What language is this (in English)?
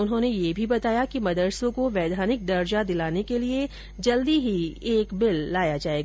Hindi